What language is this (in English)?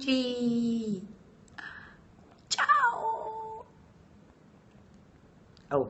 Italian